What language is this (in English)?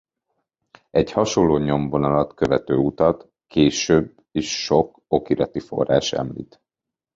Hungarian